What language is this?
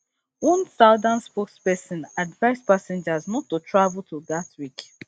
Nigerian Pidgin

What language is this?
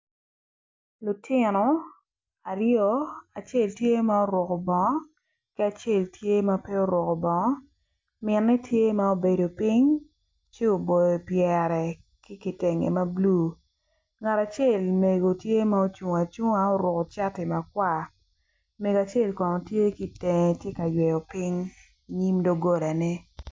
Acoli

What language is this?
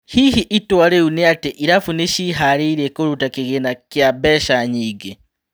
Kikuyu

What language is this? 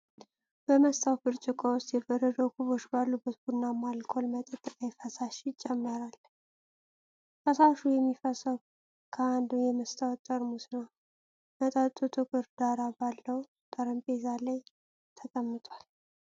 Amharic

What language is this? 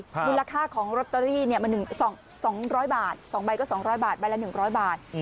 Thai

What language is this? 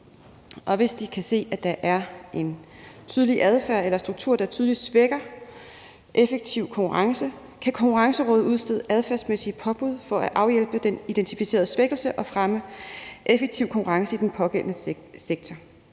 Danish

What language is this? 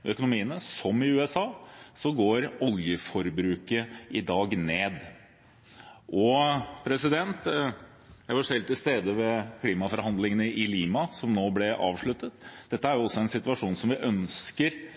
Norwegian Bokmål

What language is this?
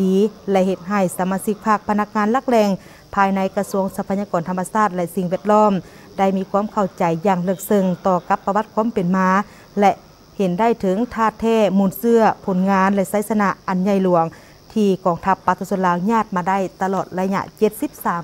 Thai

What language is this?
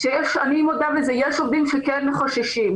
Hebrew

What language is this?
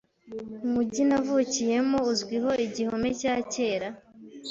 Kinyarwanda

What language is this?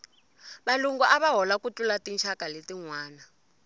Tsonga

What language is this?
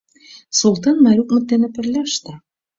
Mari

